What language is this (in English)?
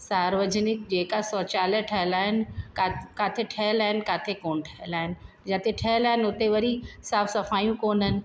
Sindhi